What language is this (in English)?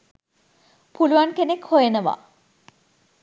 Sinhala